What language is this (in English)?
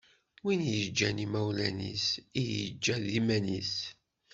Kabyle